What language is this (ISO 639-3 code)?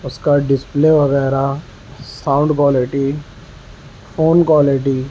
urd